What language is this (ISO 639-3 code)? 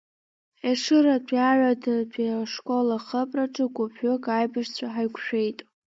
abk